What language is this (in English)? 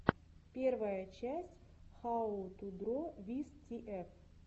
Russian